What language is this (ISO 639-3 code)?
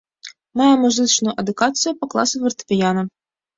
bel